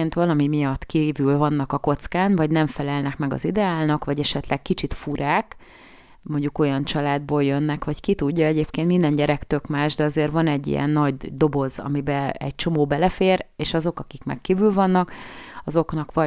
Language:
Hungarian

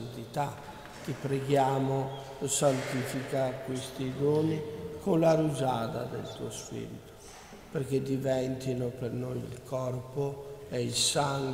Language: Italian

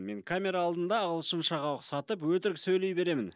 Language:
Kazakh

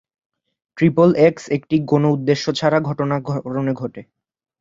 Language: Bangla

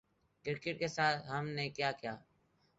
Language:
Urdu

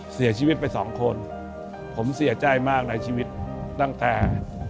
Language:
Thai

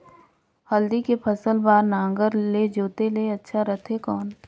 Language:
Chhattisgarhi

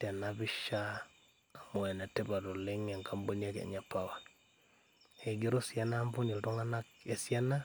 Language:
Masai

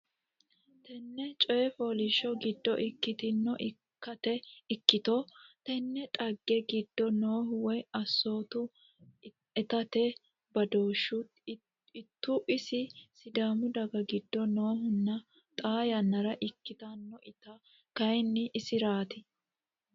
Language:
Sidamo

